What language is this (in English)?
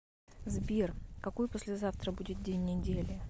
Russian